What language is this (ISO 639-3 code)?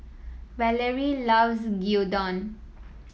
eng